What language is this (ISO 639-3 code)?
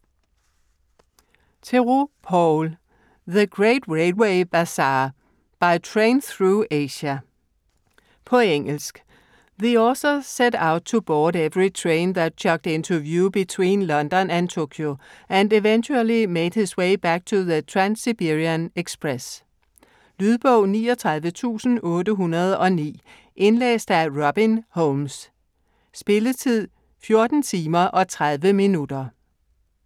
dan